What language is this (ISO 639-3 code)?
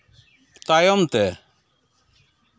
sat